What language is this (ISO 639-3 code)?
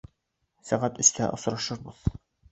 bak